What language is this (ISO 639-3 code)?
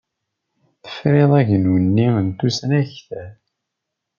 kab